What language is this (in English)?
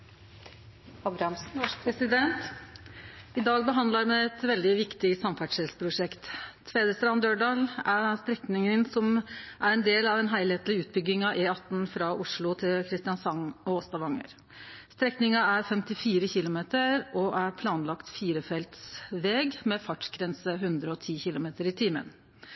Norwegian Nynorsk